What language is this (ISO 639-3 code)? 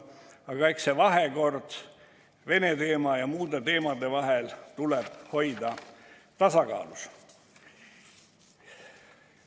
est